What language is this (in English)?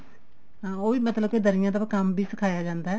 Punjabi